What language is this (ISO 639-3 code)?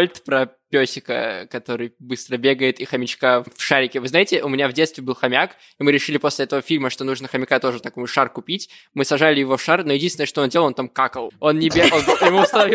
rus